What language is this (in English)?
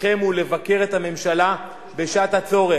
Hebrew